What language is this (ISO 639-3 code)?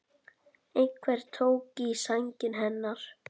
isl